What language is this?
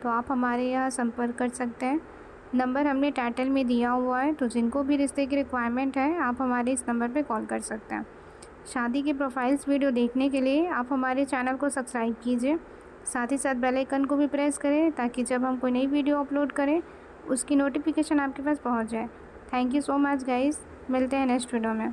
Hindi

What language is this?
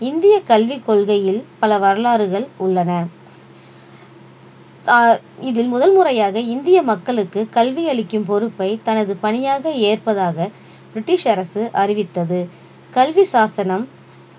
Tamil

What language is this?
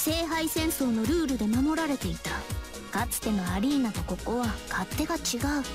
Japanese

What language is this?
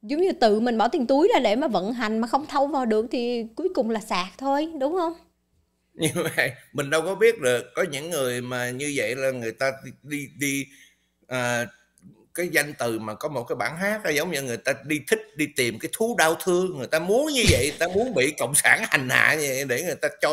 Vietnamese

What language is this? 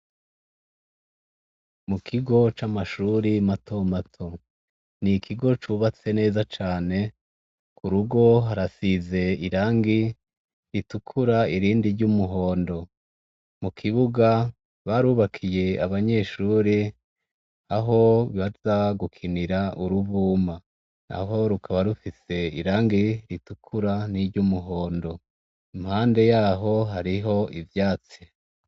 Rundi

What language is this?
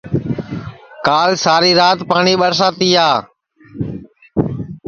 Sansi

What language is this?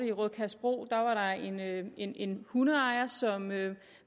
Danish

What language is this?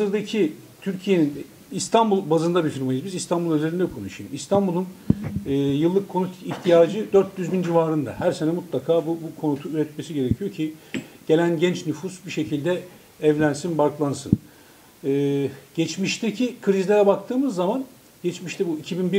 Turkish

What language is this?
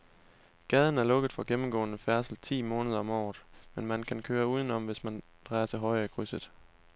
Danish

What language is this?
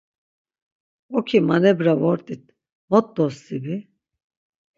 Laz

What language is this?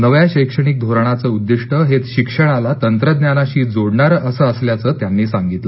Marathi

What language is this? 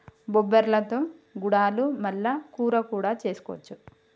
Telugu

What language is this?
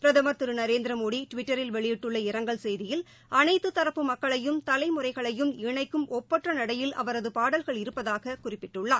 Tamil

